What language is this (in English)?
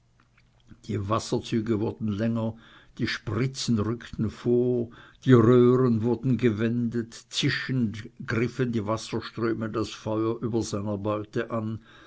German